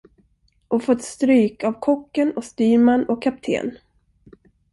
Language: Swedish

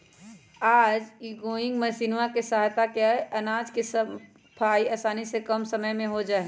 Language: Magahi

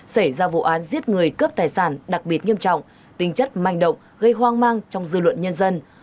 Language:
Vietnamese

